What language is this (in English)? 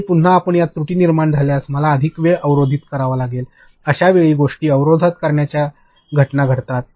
Marathi